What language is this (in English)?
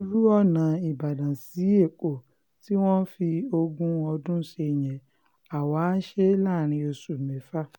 Yoruba